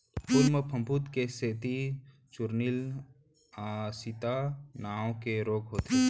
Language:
Chhattisgarhi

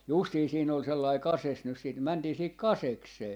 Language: Finnish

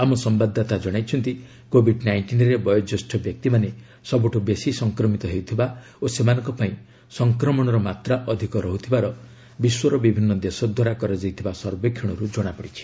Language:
Odia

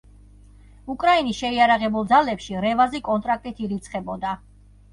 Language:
Georgian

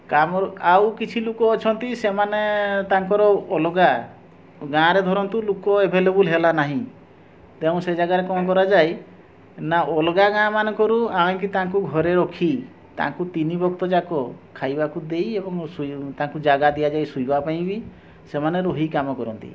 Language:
Odia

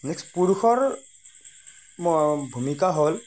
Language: Assamese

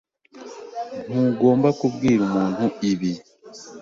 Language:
Kinyarwanda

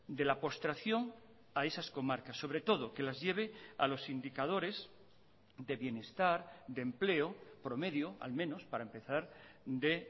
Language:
Spanish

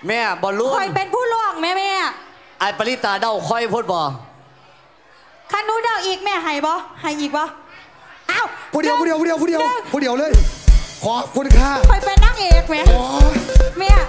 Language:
Thai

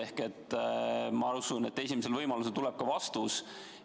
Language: Estonian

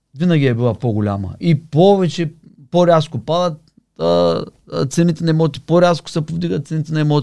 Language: Bulgarian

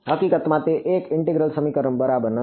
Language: Gujarati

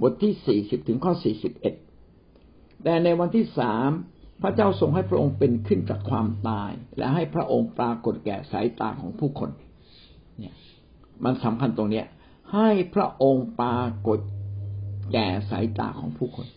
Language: Thai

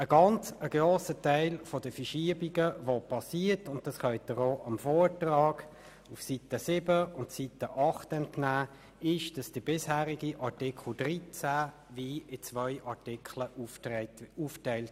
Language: Swiss German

